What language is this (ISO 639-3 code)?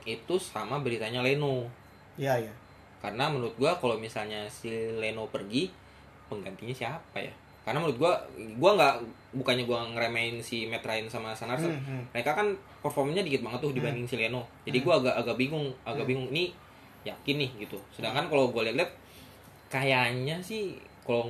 ind